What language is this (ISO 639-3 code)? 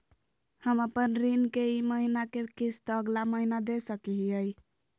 mag